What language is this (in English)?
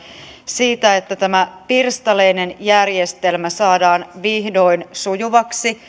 Finnish